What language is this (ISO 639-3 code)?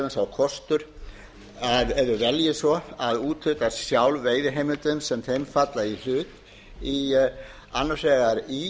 isl